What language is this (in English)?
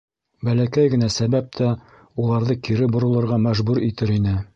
Bashkir